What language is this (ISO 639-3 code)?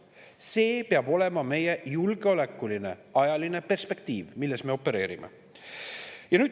est